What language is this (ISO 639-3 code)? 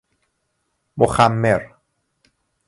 fas